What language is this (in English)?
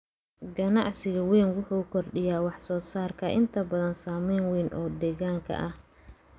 Somali